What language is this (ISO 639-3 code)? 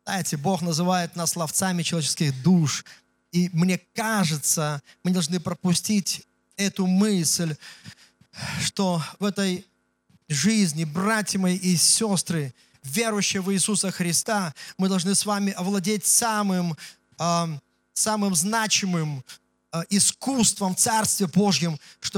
rus